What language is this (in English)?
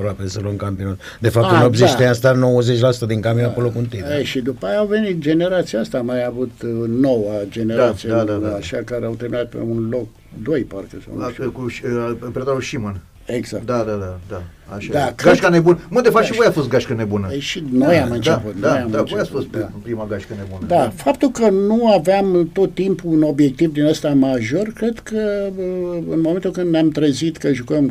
Romanian